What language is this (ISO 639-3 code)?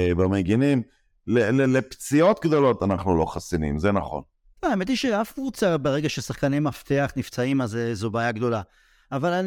heb